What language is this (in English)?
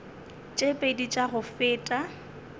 Northern Sotho